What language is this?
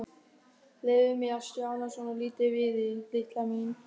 Icelandic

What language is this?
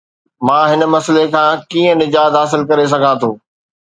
Sindhi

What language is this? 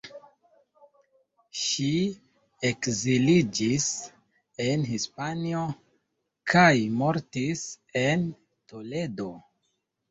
Esperanto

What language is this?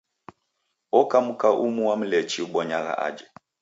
Taita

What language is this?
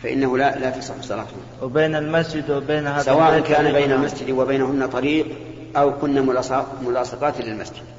Arabic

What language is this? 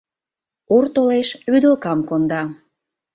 Mari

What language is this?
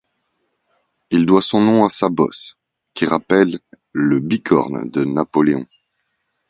French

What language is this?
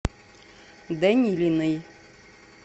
Russian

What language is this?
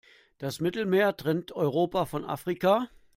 German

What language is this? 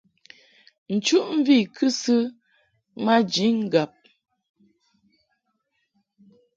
Mungaka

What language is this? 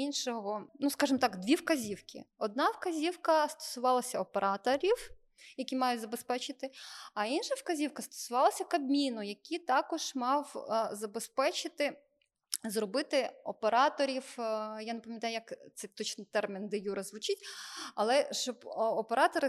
Ukrainian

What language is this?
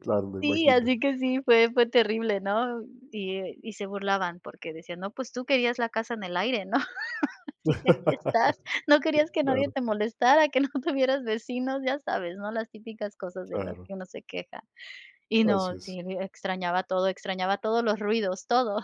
Spanish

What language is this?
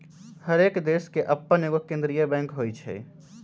Magahi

